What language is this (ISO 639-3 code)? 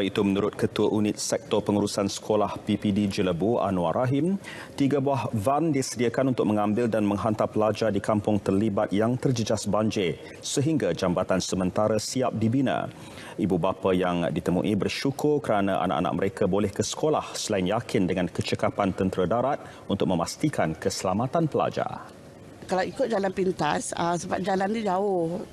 msa